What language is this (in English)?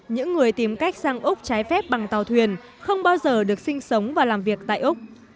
Vietnamese